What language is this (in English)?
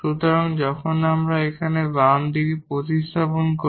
Bangla